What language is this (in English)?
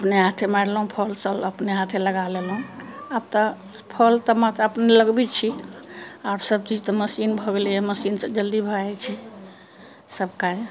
Maithili